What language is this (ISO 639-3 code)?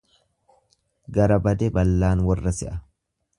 orm